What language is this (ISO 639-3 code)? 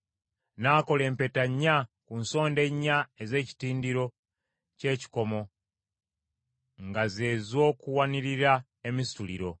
lug